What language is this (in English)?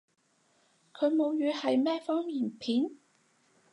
Cantonese